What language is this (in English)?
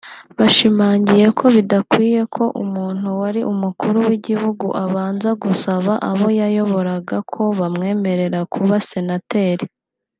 Kinyarwanda